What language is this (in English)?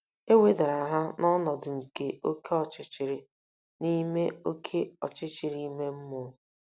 Igbo